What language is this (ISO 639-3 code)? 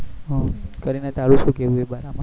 guj